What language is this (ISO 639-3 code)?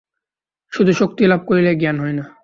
ben